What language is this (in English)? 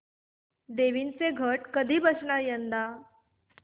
Marathi